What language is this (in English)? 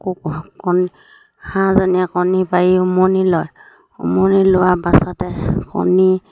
Assamese